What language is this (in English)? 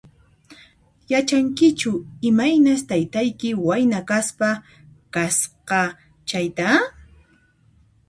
Puno Quechua